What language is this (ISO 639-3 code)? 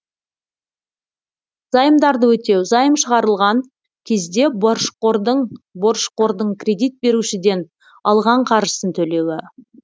kaz